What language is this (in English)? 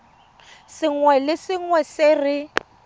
Tswana